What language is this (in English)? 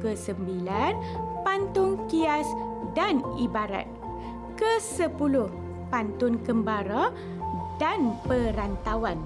Malay